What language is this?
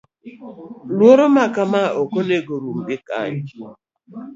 Luo (Kenya and Tanzania)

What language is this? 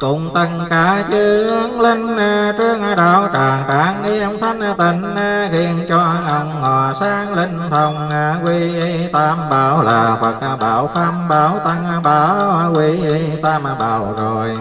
Vietnamese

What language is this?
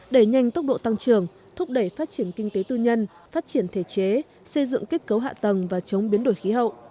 Vietnamese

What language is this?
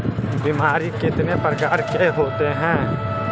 Magahi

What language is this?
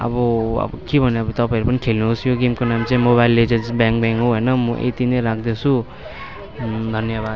Nepali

